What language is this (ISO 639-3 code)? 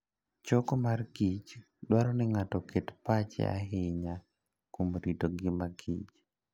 luo